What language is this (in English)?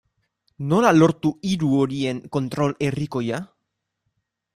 Basque